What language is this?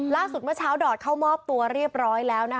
Thai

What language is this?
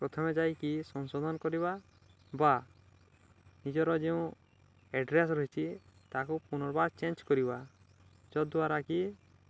Odia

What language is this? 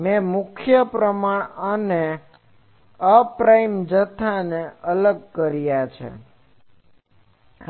Gujarati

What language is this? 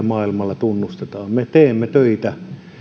Finnish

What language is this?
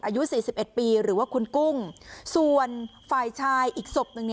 Thai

